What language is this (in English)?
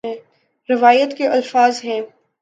Urdu